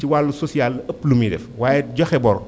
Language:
Wolof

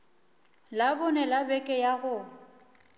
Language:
Northern Sotho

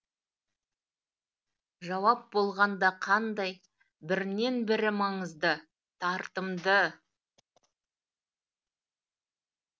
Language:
Kazakh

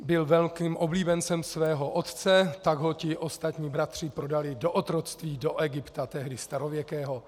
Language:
Czech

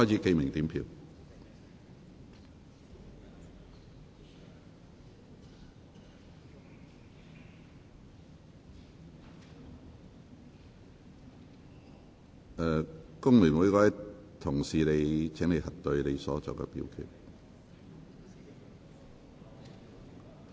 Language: Cantonese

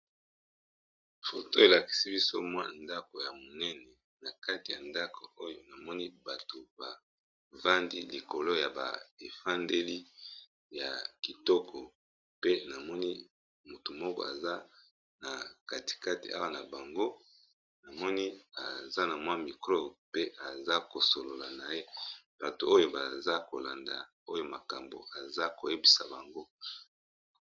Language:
Lingala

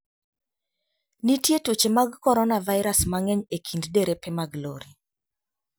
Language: Luo (Kenya and Tanzania)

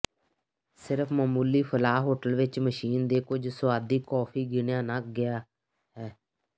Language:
Punjabi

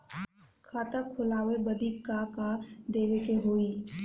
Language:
Bhojpuri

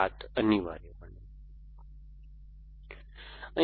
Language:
Gujarati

